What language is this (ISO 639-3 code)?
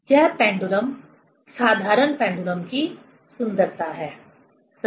hin